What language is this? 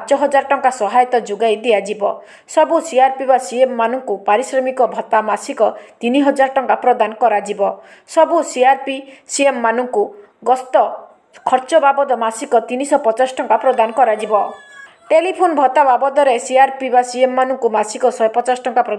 Romanian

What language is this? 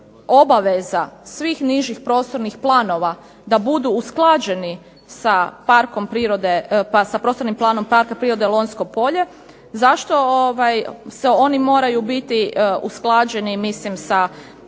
Croatian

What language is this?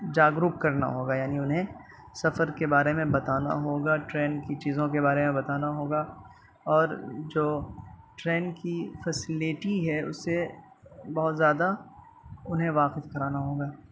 Urdu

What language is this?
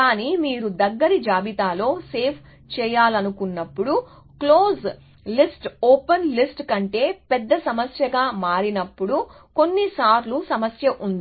Telugu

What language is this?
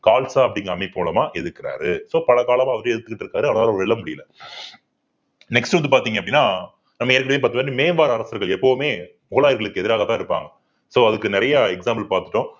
Tamil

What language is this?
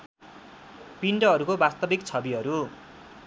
Nepali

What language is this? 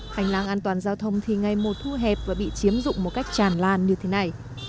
Vietnamese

